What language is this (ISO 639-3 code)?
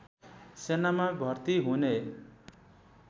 nep